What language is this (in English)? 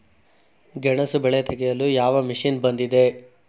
Kannada